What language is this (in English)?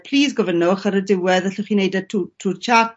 Welsh